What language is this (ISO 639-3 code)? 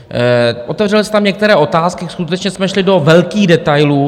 ces